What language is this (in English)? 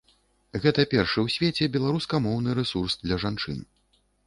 Belarusian